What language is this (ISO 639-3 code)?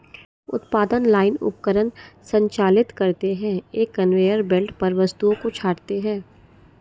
hin